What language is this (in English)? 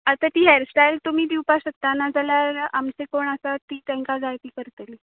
Konkani